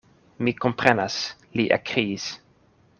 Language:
Esperanto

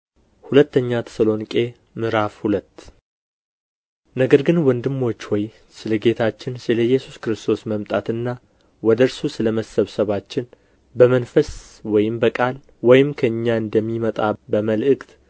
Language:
Amharic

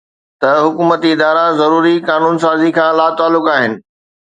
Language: Sindhi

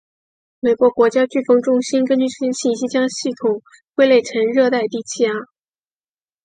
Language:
Chinese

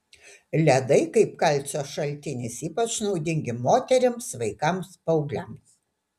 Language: Lithuanian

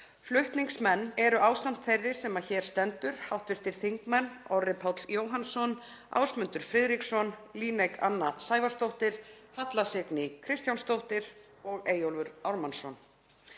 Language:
Icelandic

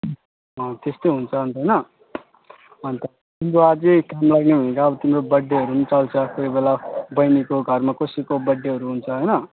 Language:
Nepali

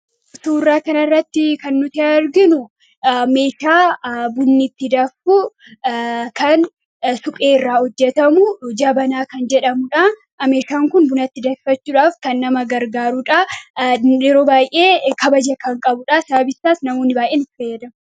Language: Oromo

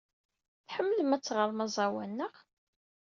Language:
Kabyle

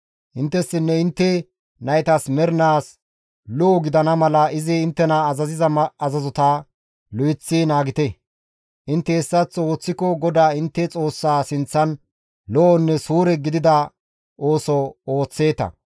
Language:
Gamo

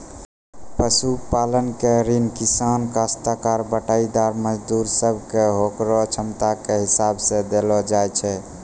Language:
Maithili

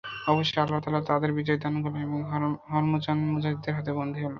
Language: Bangla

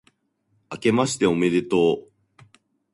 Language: Japanese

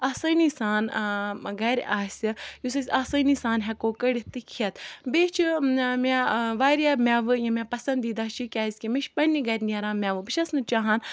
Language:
Kashmiri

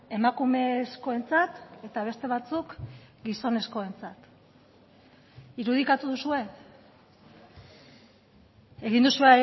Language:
Basque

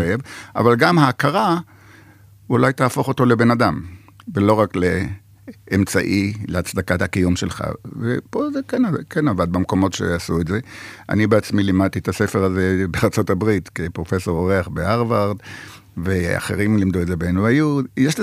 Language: Hebrew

